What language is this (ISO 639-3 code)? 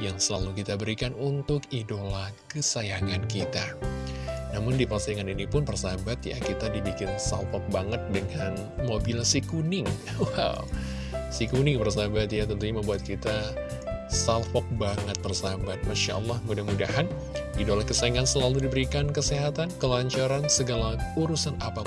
ind